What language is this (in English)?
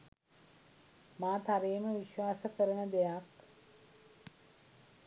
Sinhala